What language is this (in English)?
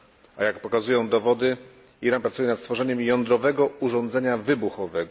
Polish